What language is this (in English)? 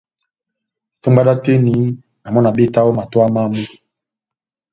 Batanga